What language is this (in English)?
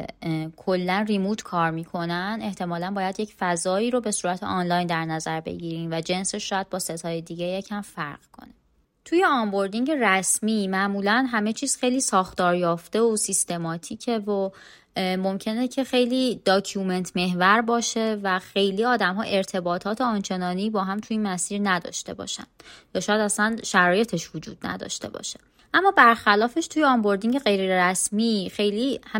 Persian